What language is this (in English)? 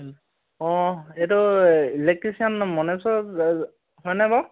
Assamese